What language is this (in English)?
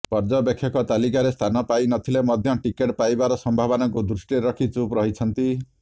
Odia